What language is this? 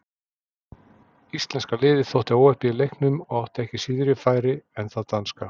Icelandic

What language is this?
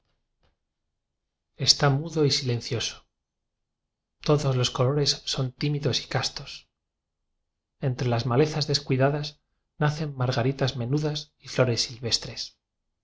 Spanish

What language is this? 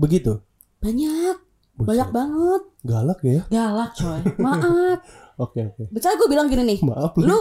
Indonesian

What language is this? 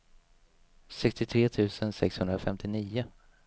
Swedish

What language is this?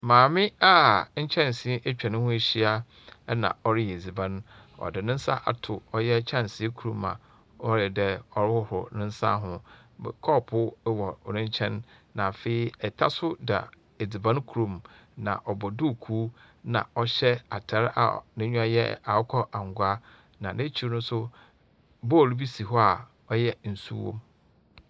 Akan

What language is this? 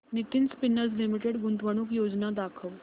Marathi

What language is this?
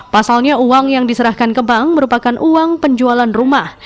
Indonesian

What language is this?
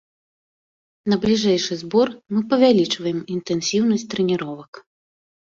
Belarusian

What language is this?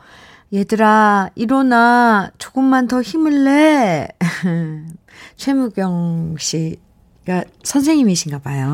Korean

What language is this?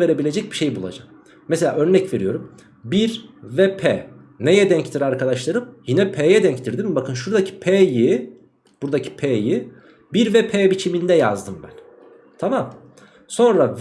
Turkish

